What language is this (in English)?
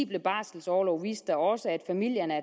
Danish